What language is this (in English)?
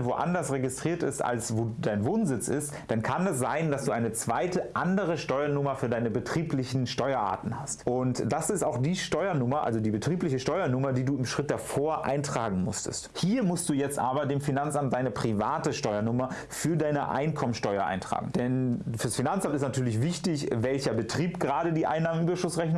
German